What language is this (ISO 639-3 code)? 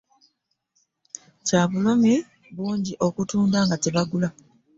lug